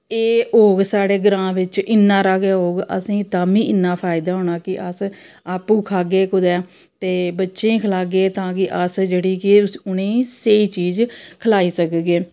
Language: Dogri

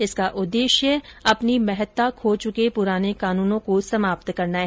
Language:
Hindi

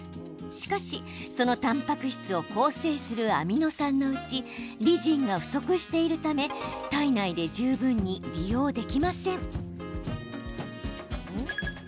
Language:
Japanese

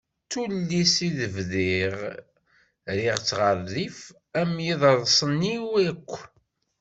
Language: Kabyle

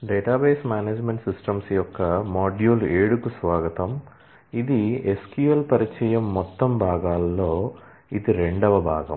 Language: Telugu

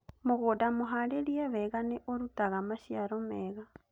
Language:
Kikuyu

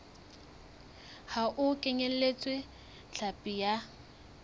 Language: Southern Sotho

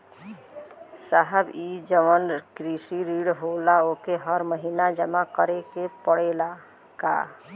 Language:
Bhojpuri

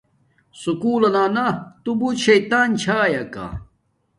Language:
Domaaki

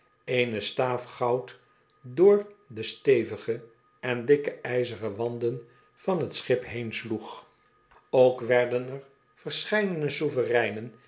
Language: Dutch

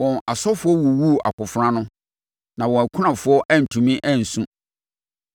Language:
Akan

